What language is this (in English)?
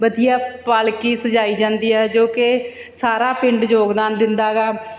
Punjabi